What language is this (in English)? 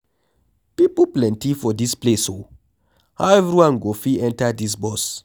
Nigerian Pidgin